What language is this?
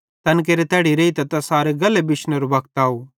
Bhadrawahi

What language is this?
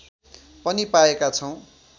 Nepali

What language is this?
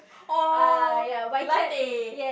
English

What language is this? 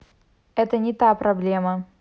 Russian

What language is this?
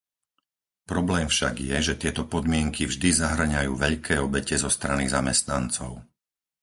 Slovak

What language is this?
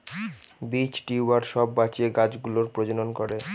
Bangla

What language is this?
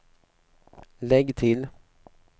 Swedish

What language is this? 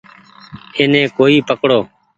Goaria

